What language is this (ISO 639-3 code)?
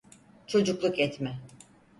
tur